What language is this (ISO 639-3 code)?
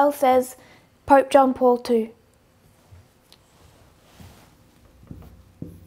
eng